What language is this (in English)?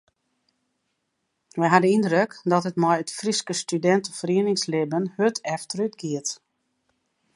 Western Frisian